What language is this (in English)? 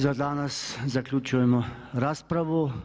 Croatian